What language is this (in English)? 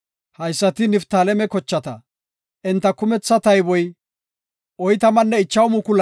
Gofa